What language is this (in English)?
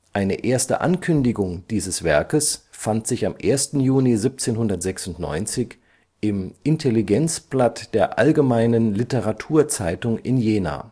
German